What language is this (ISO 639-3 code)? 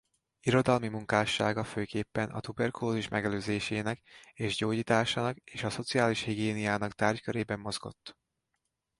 hun